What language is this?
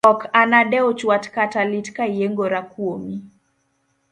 Luo (Kenya and Tanzania)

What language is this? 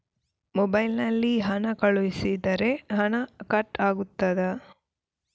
Kannada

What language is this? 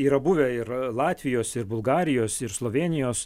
Lithuanian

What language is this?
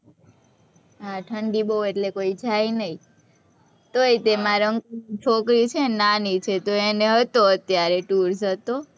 Gujarati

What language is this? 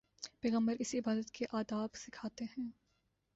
Urdu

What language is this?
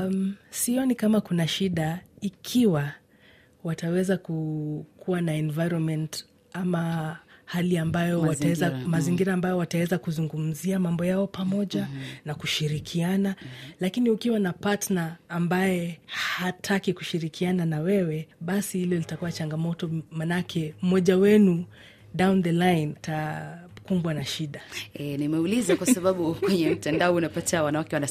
Swahili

